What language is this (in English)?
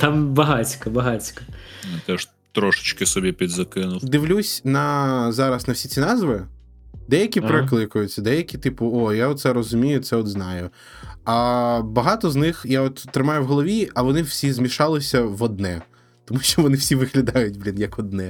Ukrainian